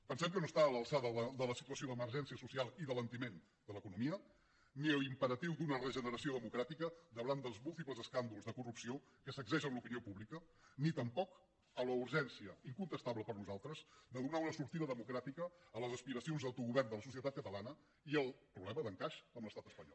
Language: Catalan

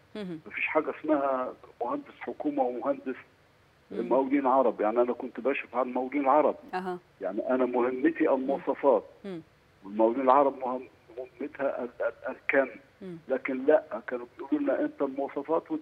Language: Arabic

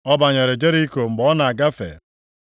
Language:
Igbo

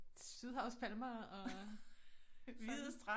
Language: Danish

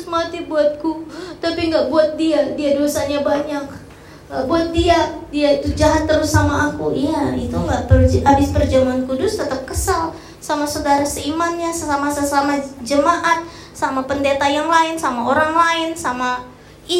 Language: Indonesian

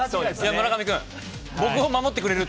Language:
Japanese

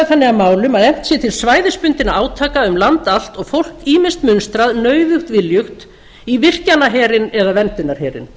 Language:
Icelandic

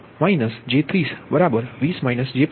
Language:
Gujarati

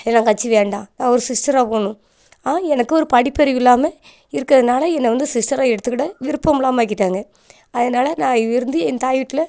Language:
Tamil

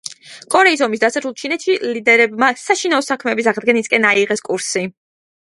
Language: Georgian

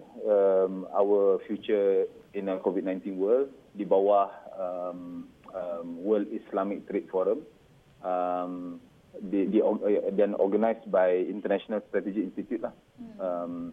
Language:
Malay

